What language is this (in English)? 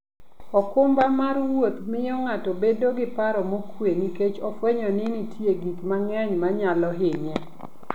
Luo (Kenya and Tanzania)